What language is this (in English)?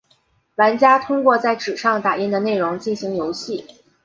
Chinese